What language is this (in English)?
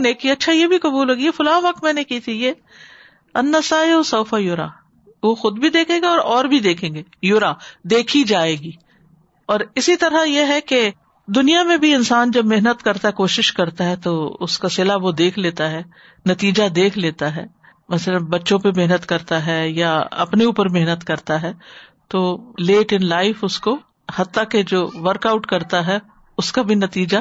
Urdu